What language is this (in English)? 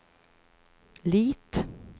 Swedish